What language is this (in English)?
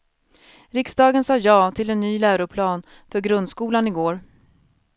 Swedish